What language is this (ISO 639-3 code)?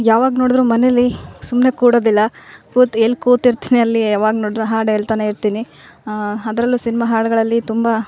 kan